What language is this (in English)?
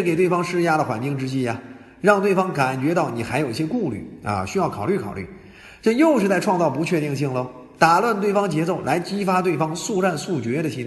Chinese